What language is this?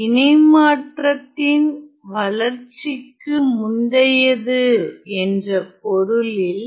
Tamil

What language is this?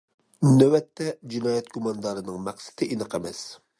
Uyghur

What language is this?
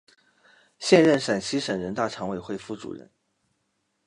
Chinese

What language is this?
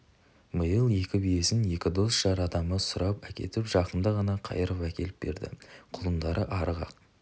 Kazakh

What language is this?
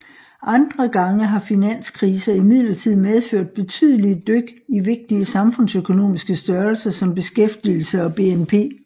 Danish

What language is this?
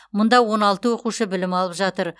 Kazakh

